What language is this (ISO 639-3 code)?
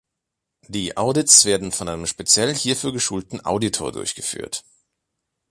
deu